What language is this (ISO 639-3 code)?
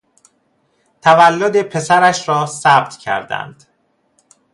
fas